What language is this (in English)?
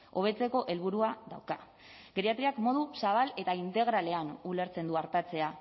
Basque